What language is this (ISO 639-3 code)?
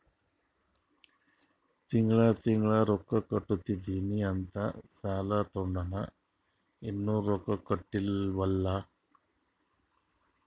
kan